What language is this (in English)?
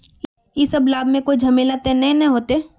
Magahi